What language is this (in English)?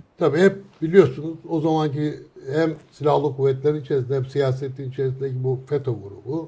Turkish